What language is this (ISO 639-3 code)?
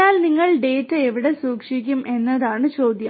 mal